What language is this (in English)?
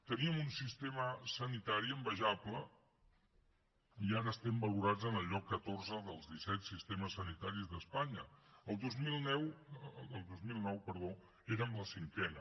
Catalan